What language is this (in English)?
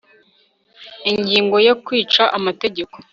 Kinyarwanda